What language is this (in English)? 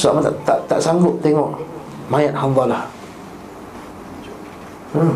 Malay